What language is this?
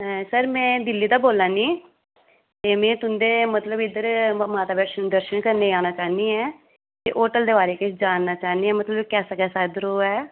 Dogri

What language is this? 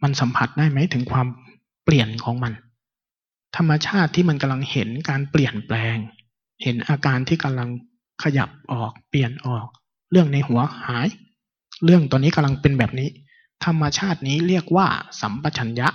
Thai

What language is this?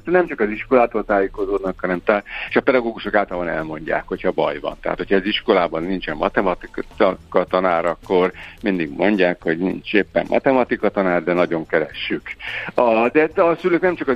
Hungarian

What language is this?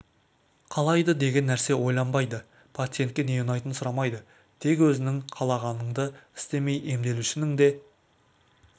Kazakh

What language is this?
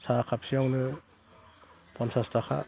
Bodo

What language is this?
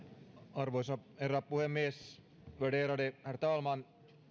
Finnish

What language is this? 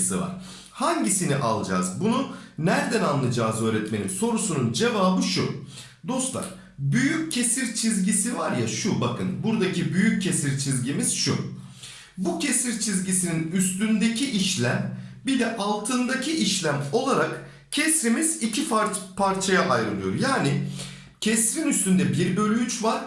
Turkish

